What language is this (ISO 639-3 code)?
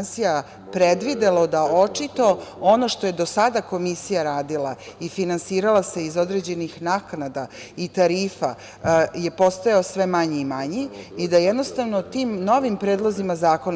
srp